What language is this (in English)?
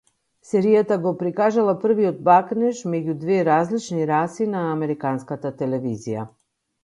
Macedonian